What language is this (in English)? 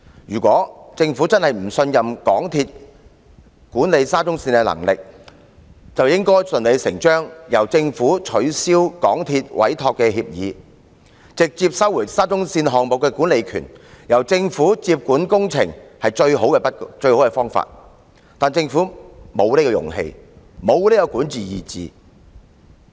Cantonese